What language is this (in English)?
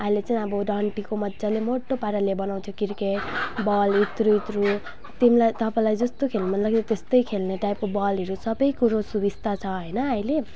Nepali